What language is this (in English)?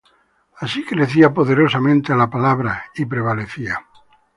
Spanish